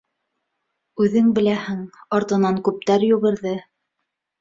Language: Bashkir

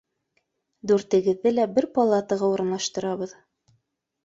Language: Bashkir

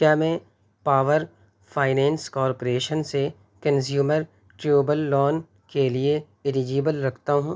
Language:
Urdu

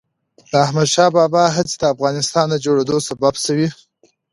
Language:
Pashto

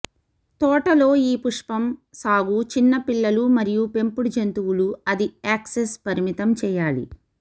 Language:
Telugu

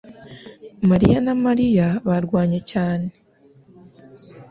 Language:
Kinyarwanda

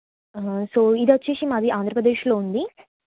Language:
Telugu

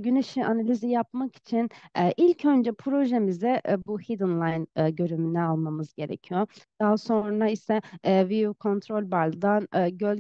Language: Turkish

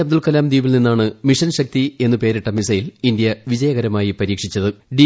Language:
Malayalam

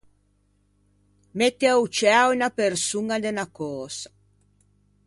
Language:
Ligurian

